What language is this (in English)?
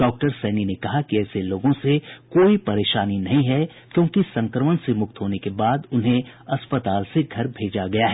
Hindi